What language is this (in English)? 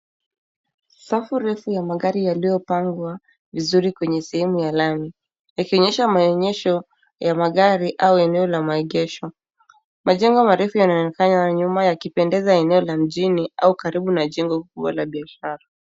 Swahili